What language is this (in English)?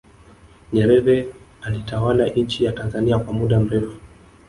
Swahili